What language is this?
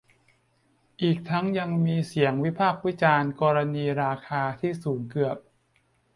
Thai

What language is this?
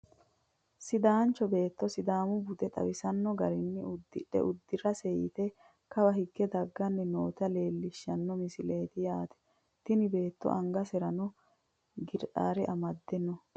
Sidamo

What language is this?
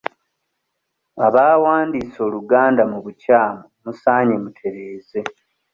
Ganda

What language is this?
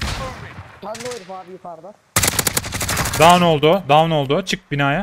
Turkish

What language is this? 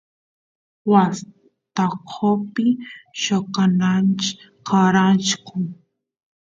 Santiago del Estero Quichua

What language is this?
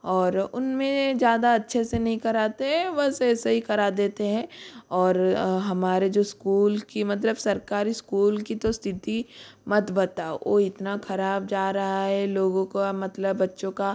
Hindi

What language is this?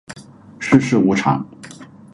Chinese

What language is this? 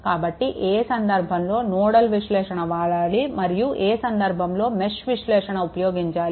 Telugu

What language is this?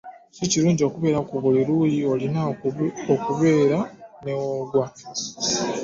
Ganda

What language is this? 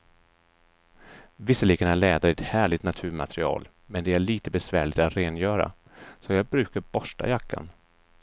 Swedish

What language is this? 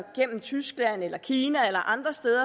Danish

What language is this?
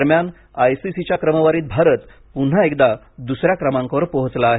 Marathi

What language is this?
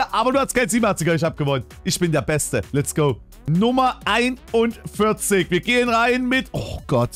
German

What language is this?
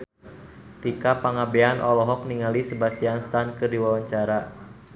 Sundanese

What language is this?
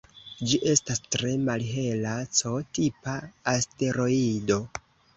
Esperanto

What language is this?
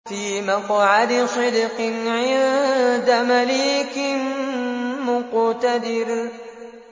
Arabic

